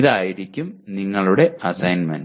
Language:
Malayalam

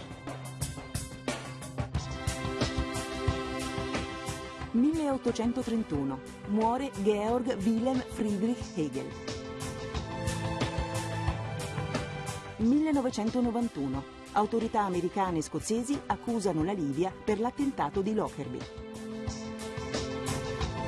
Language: Italian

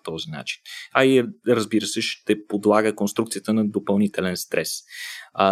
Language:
Bulgarian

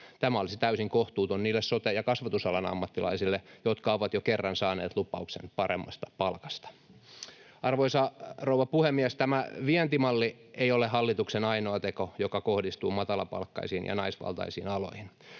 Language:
Finnish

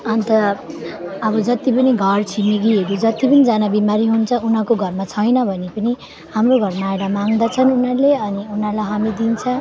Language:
Nepali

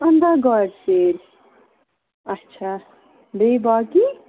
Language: Kashmiri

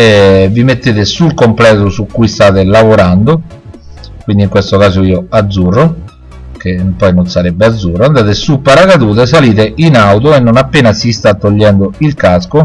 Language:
Italian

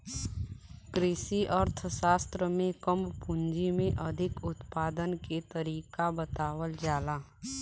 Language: Bhojpuri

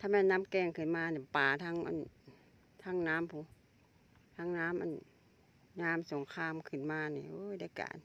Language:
Thai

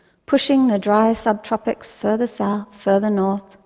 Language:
English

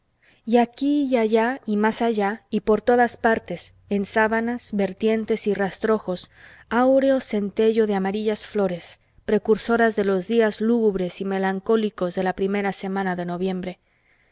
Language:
Spanish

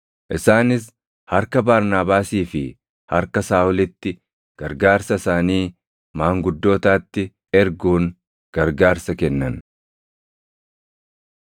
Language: Oromo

